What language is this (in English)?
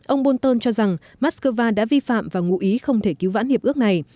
Vietnamese